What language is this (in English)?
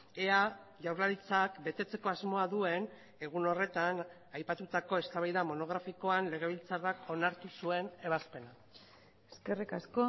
Basque